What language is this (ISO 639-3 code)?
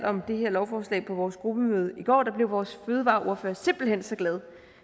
dan